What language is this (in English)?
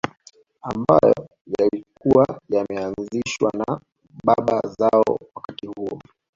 Swahili